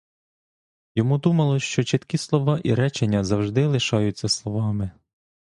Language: Ukrainian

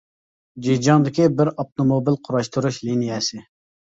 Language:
Uyghur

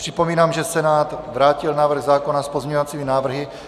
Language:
Czech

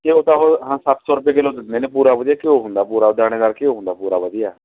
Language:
Punjabi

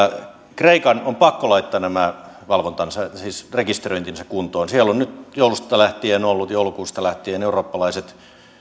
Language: Finnish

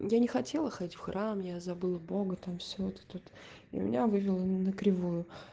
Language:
Russian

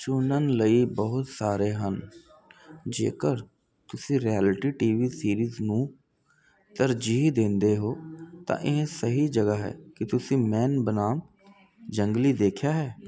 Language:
Punjabi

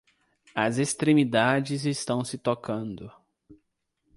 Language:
Portuguese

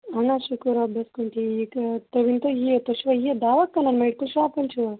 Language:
Kashmiri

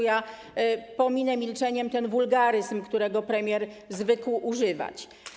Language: Polish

